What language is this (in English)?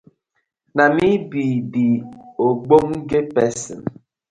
Nigerian Pidgin